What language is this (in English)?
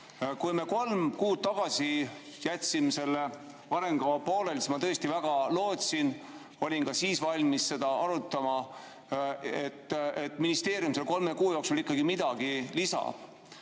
Estonian